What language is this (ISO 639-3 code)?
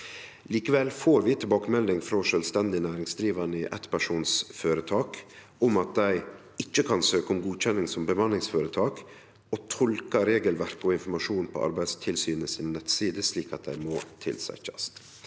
nor